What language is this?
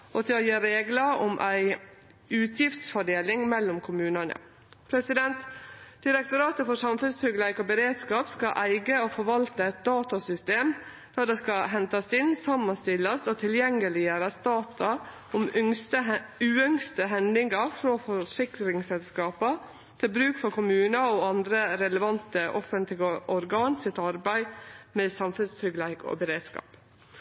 Norwegian Nynorsk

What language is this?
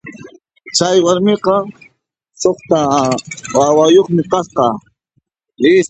Puno Quechua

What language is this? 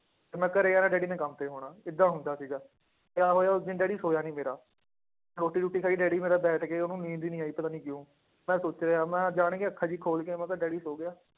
Punjabi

